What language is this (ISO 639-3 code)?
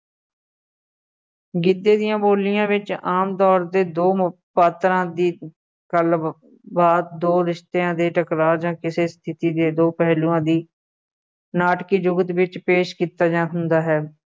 pan